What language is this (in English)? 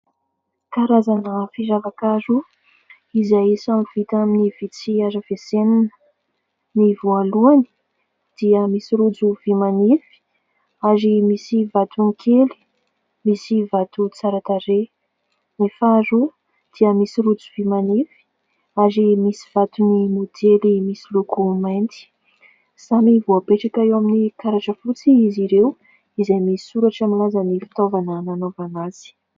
Malagasy